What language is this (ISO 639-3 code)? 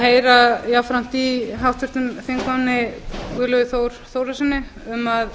isl